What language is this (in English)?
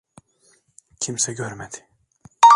Turkish